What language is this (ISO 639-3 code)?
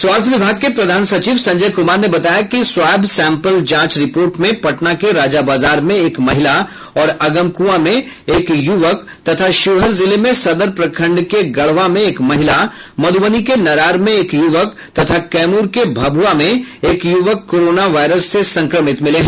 hin